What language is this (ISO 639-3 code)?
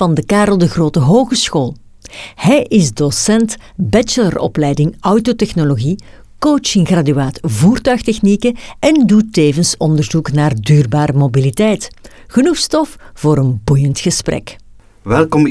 nld